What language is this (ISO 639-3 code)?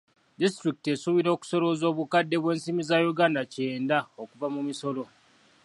lug